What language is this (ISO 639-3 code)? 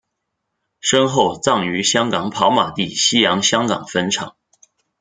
zho